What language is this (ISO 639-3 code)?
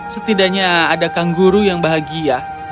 ind